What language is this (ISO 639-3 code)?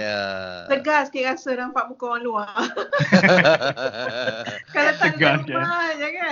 msa